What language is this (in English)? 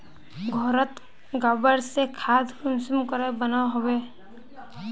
Magahi